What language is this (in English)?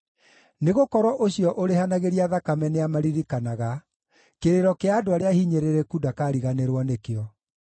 Kikuyu